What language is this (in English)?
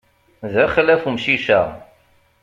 Kabyle